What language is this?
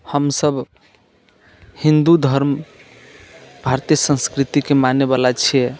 Maithili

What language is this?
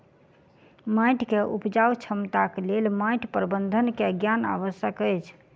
Maithili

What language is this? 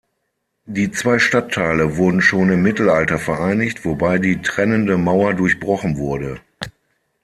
German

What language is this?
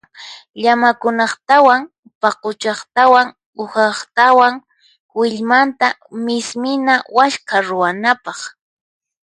Puno Quechua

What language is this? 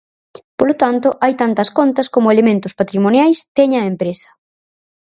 Galician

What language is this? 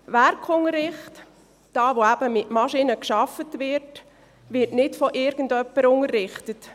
Swiss German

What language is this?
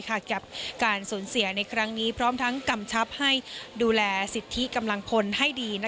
Thai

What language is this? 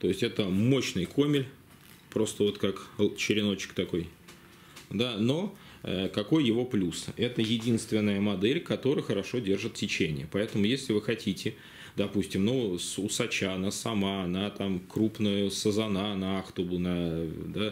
Russian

